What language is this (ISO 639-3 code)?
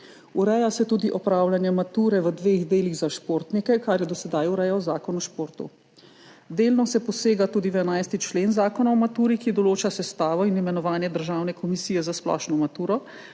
slv